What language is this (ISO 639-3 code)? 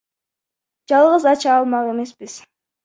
kir